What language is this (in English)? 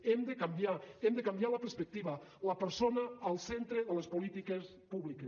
Catalan